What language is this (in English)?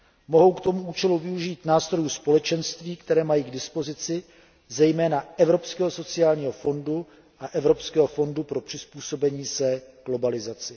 Czech